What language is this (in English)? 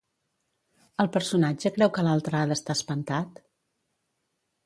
Catalan